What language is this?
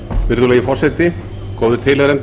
Icelandic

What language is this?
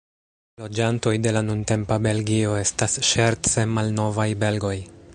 Esperanto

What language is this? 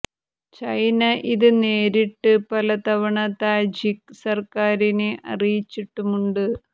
Malayalam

